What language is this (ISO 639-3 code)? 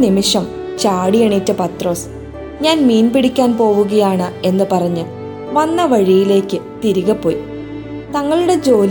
mal